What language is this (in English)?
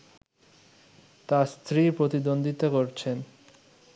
Bangla